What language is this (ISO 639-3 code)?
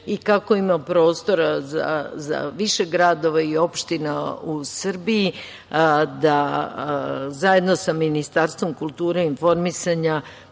srp